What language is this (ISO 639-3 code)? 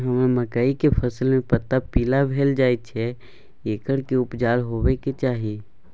mai